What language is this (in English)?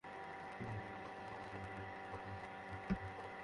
Bangla